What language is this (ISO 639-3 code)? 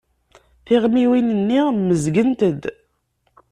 kab